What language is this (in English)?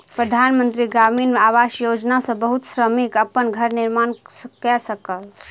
Maithili